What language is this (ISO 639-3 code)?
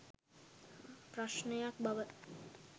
sin